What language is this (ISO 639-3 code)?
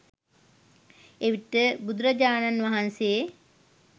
sin